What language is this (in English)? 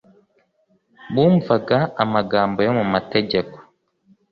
Kinyarwanda